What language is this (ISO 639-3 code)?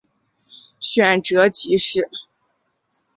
zho